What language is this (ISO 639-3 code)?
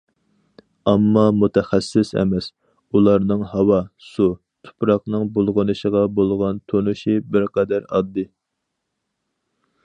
uig